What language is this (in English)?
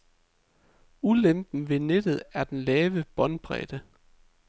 Danish